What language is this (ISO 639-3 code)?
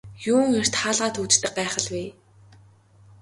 mon